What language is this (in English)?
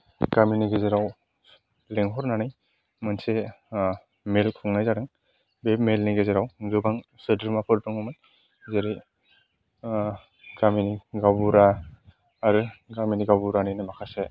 Bodo